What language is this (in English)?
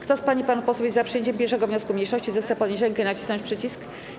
Polish